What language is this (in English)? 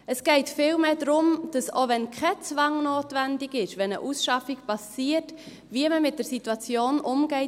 Swiss German